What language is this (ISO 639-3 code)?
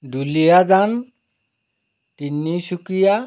asm